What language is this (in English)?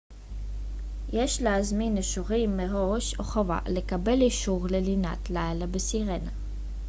Hebrew